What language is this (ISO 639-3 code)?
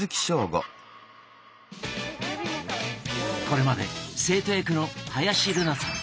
jpn